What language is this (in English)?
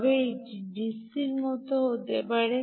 Bangla